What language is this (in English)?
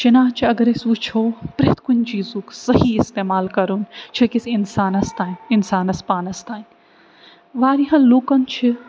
Kashmiri